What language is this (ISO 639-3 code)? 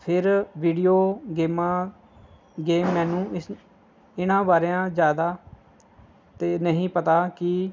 pan